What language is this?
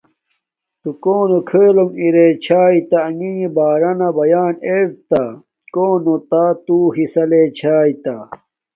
Domaaki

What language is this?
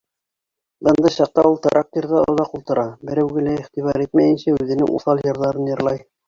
Bashkir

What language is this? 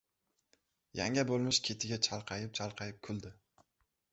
Uzbek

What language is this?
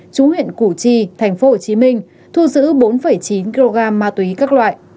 Vietnamese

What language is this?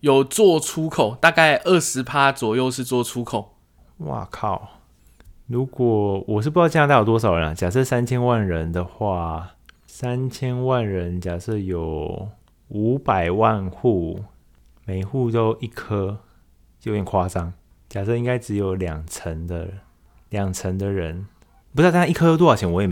Chinese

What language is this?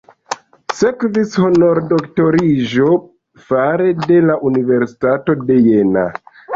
Esperanto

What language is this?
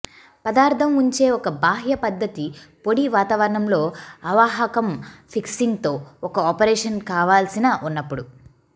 Telugu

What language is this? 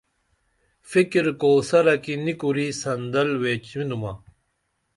Dameli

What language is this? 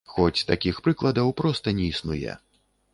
Belarusian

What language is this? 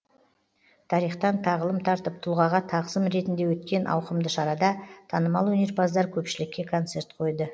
Kazakh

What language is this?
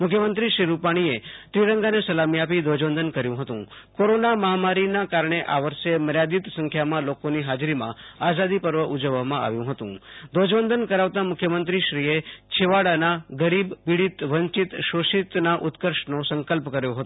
Gujarati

